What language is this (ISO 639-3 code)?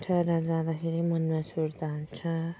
nep